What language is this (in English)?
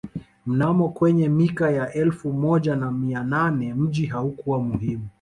Swahili